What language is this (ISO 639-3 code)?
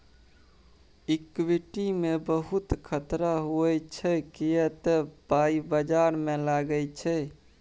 mai